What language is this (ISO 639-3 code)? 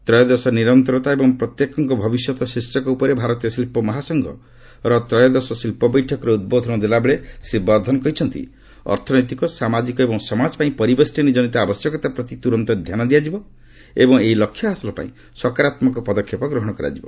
ori